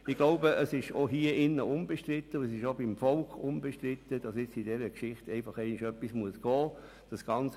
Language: Swiss German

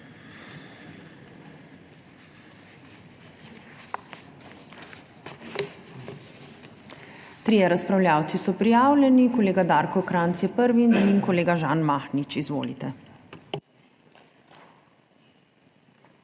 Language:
Slovenian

